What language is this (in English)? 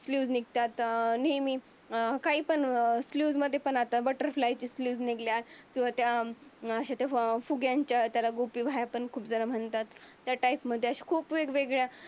Marathi